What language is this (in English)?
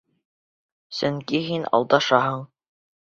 Bashkir